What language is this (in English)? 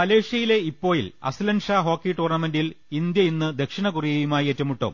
Malayalam